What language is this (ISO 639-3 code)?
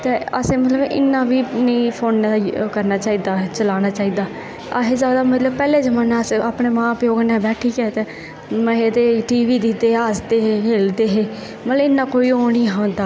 doi